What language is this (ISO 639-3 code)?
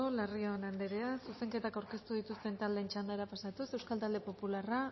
eus